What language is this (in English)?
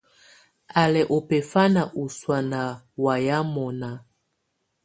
Tunen